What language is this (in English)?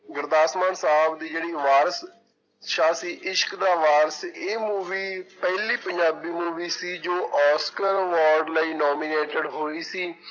Punjabi